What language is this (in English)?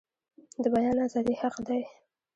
Pashto